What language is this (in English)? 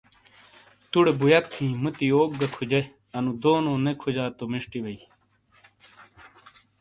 Shina